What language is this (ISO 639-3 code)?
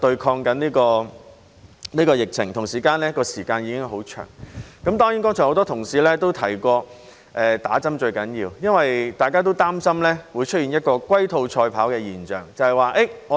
yue